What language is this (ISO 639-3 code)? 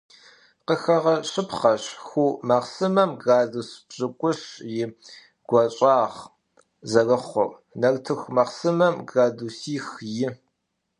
kbd